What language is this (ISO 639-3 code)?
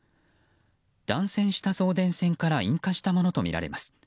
jpn